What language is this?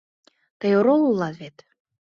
Mari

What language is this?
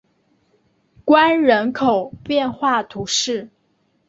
Chinese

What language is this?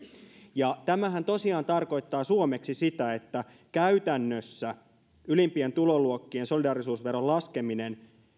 Finnish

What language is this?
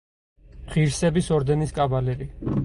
Georgian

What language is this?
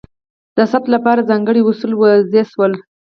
Pashto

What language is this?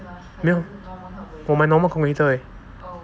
English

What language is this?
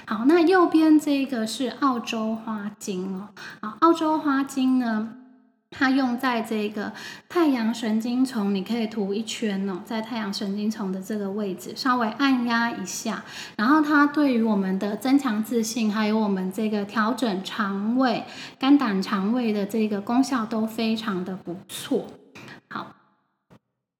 Chinese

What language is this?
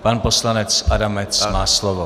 Czech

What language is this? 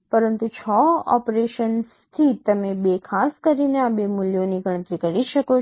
Gujarati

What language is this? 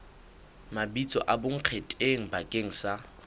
Southern Sotho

